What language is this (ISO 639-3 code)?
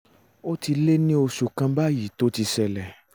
yor